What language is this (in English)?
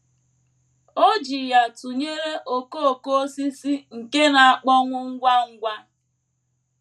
Igbo